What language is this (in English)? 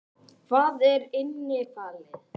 Icelandic